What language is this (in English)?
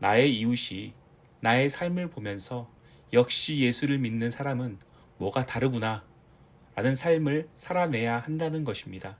Korean